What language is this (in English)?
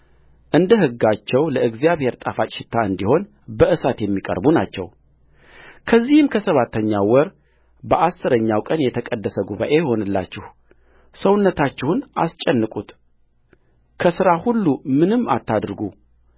Amharic